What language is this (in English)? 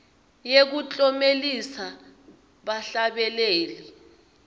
Swati